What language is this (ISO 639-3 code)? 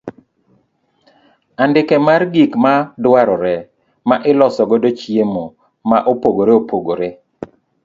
luo